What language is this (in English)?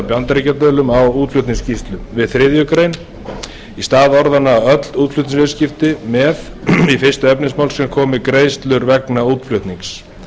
Icelandic